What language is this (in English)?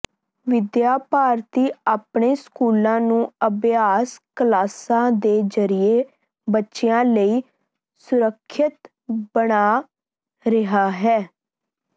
Punjabi